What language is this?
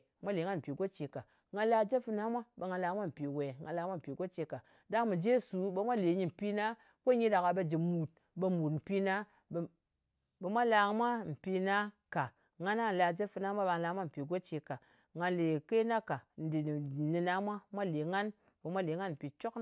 Ngas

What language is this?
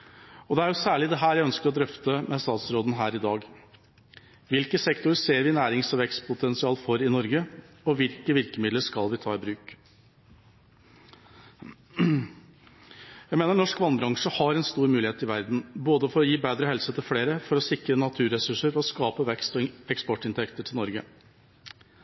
Norwegian Bokmål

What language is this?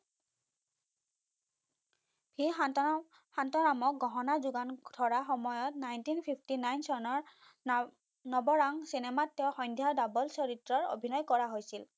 Assamese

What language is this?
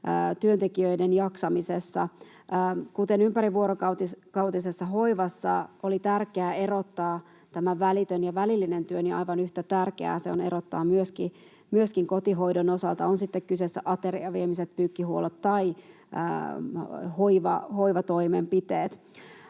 Finnish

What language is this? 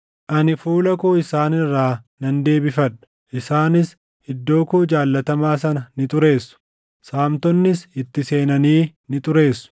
Oromo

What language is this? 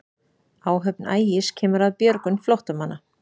Icelandic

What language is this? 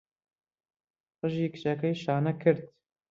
Central Kurdish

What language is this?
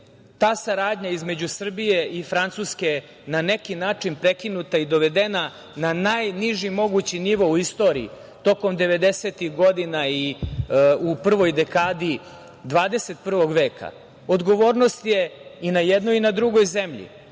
Serbian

